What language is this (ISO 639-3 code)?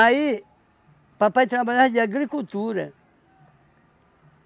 por